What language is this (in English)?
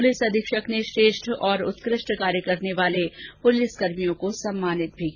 Hindi